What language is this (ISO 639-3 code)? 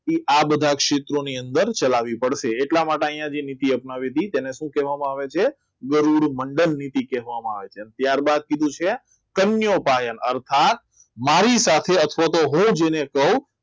guj